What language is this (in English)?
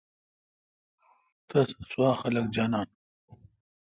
Kalkoti